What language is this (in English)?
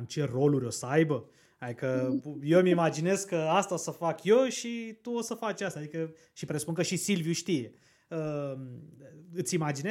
Romanian